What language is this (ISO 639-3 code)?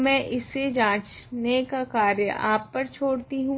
hin